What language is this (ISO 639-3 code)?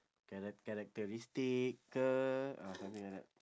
eng